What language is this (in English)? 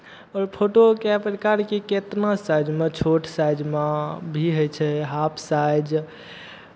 Maithili